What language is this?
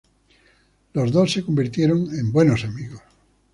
Spanish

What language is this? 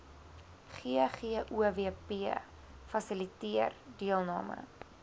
Afrikaans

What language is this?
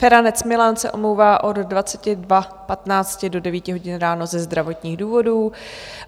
Czech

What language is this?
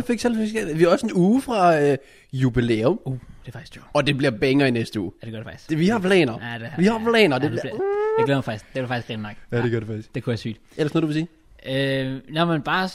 Danish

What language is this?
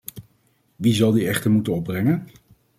Dutch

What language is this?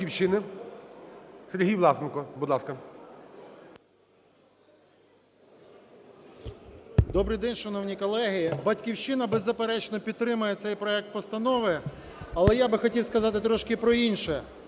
Ukrainian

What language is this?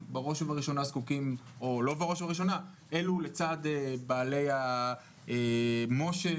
Hebrew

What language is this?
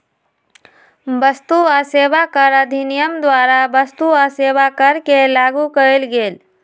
Magahi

